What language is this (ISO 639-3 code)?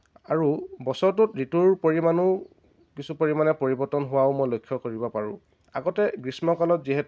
asm